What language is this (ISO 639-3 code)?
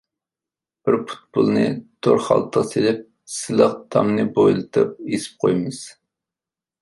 uig